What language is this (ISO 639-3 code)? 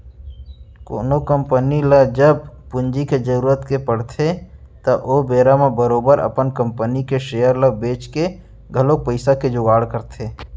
hne